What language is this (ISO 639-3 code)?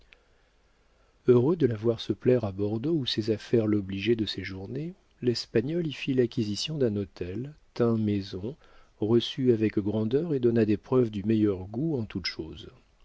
fra